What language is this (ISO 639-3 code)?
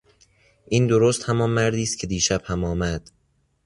fas